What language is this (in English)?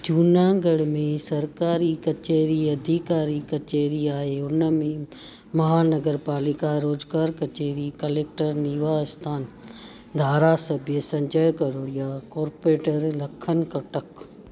Sindhi